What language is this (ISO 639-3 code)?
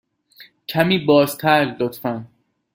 fas